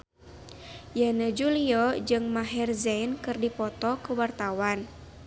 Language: Sundanese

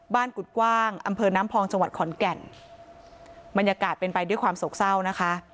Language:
Thai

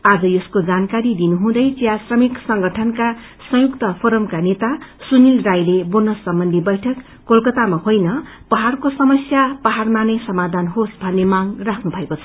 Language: Nepali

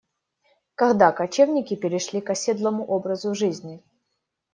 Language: Russian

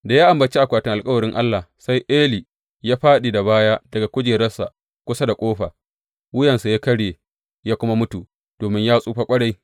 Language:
Hausa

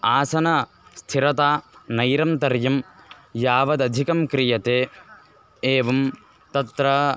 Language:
Sanskrit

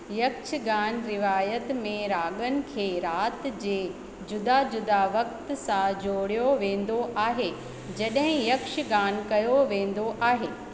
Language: Sindhi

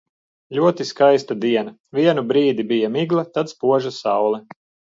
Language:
Latvian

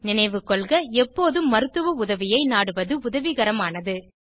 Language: Tamil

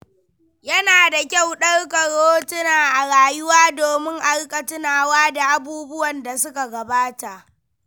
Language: Hausa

